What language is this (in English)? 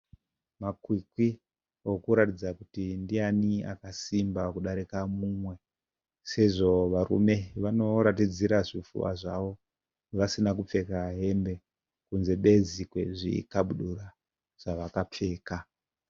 Shona